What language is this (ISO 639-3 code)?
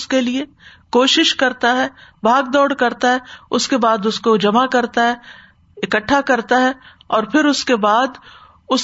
urd